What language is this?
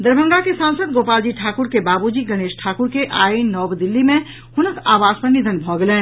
Maithili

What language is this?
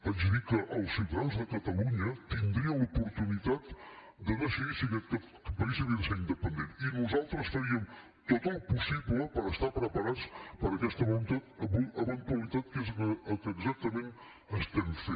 Catalan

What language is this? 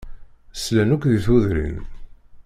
Kabyle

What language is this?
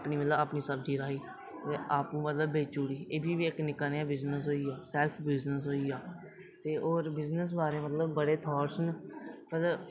Dogri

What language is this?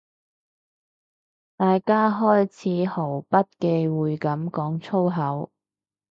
Cantonese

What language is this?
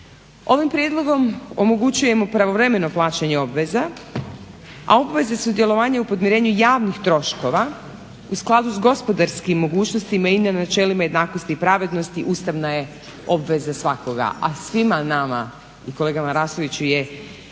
Croatian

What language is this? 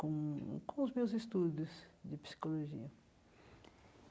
Portuguese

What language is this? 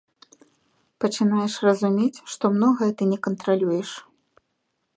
Belarusian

